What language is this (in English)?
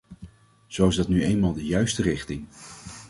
Dutch